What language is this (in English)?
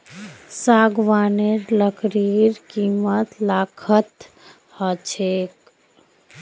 Magahi